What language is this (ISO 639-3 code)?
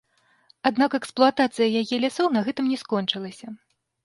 bel